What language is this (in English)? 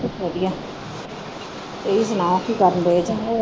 Punjabi